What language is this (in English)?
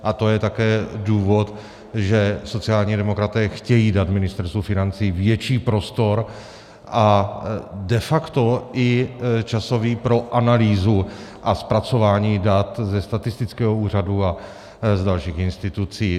Czech